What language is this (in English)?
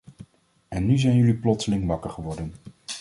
Dutch